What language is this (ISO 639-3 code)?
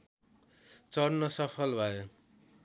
nep